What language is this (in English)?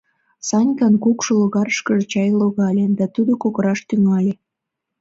Mari